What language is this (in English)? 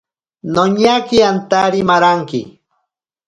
Ashéninka Perené